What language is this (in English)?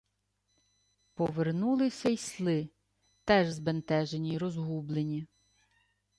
Ukrainian